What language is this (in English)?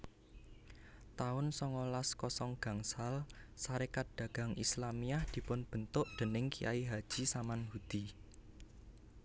Javanese